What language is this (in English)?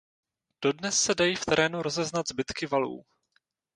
Czech